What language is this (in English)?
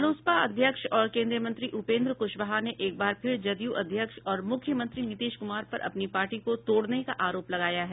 Hindi